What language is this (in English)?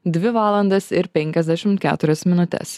Lithuanian